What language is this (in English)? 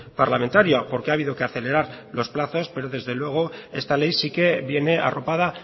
Spanish